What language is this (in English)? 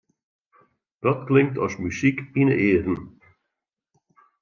Western Frisian